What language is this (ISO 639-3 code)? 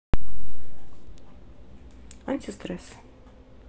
rus